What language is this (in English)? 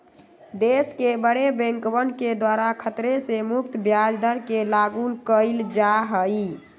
Magahi